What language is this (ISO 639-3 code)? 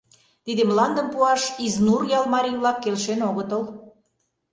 chm